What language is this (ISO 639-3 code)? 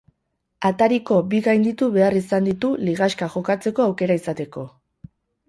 eus